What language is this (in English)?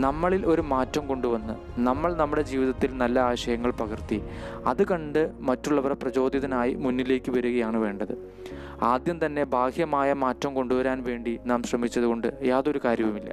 Malayalam